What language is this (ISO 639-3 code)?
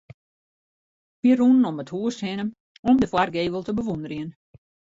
fry